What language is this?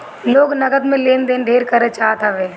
Bhojpuri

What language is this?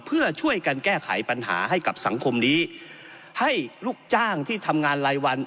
Thai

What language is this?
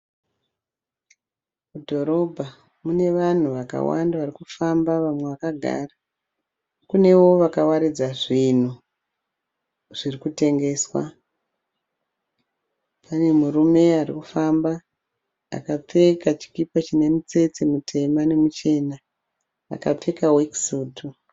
Shona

